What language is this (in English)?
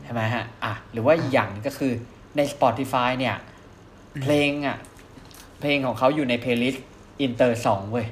Thai